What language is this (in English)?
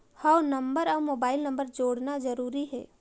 Chhattisgarhi